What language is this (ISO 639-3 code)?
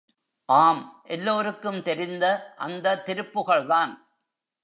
tam